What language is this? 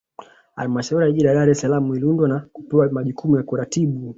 Swahili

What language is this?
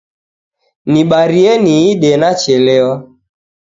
Taita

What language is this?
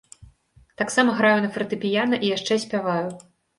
Belarusian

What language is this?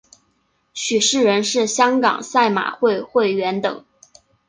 Chinese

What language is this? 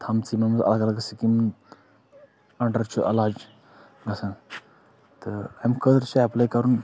Kashmiri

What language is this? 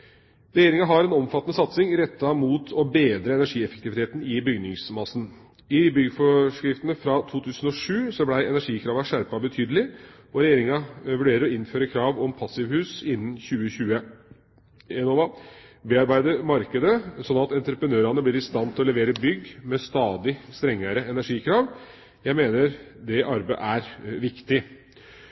Norwegian Bokmål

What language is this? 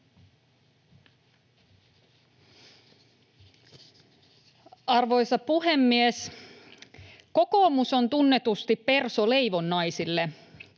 Finnish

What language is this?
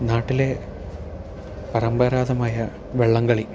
Malayalam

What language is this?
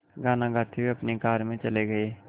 Hindi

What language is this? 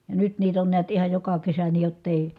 Finnish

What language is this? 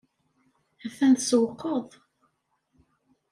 Kabyle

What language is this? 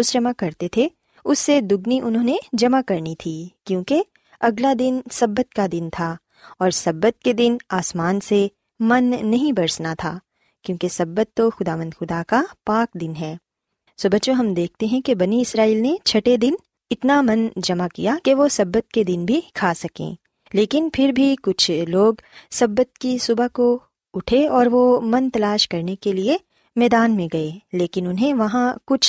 Urdu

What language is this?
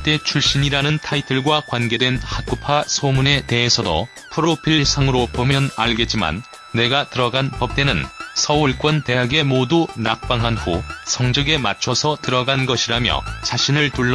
Korean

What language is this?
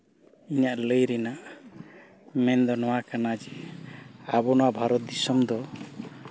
Santali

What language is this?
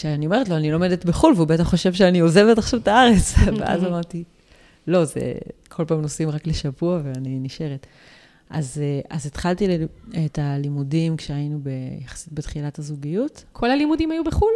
Hebrew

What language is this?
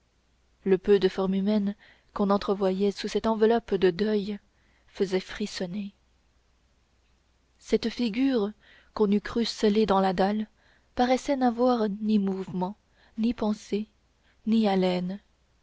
French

